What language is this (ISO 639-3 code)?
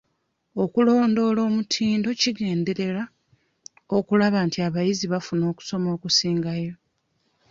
lug